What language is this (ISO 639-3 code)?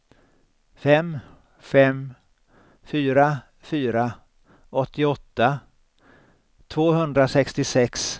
swe